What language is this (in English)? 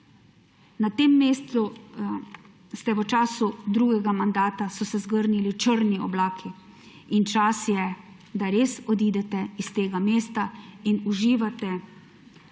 Slovenian